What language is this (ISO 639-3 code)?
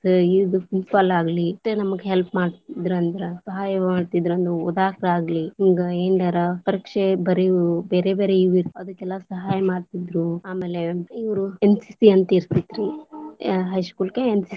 kan